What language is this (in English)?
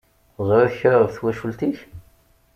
Kabyle